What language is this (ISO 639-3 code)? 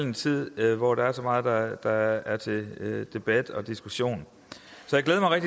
dan